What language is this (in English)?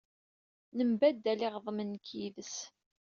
Kabyle